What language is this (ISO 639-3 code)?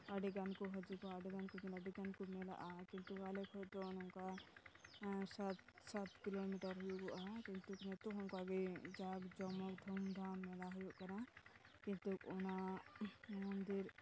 sat